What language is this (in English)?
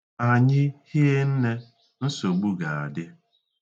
Igbo